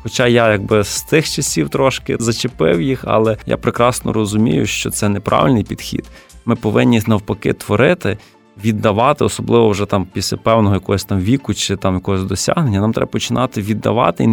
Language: Ukrainian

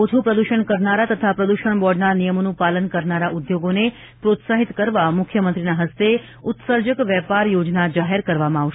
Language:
Gujarati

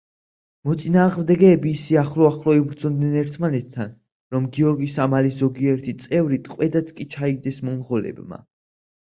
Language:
Georgian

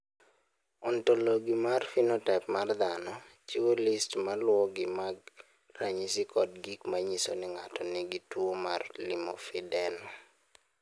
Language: Luo (Kenya and Tanzania)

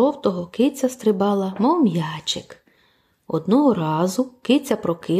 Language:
Ukrainian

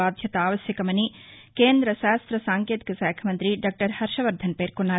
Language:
Telugu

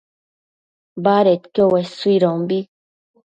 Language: Matsés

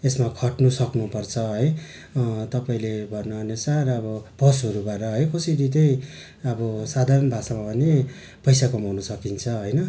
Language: Nepali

